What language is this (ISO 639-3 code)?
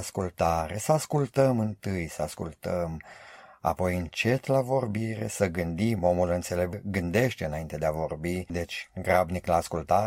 ron